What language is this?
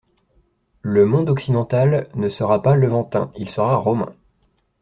French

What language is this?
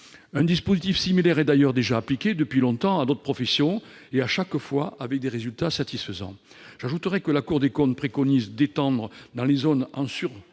French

